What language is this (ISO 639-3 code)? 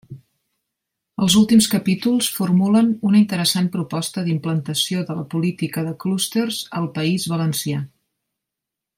cat